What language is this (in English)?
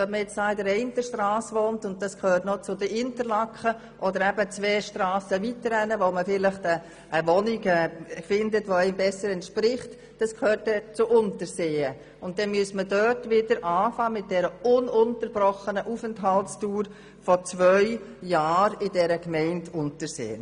Swiss German